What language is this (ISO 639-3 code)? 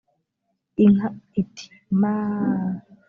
kin